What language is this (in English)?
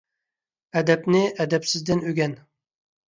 Uyghur